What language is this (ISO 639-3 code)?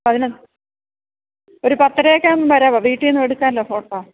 mal